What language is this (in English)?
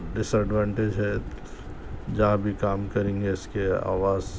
Urdu